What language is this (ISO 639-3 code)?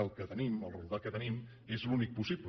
cat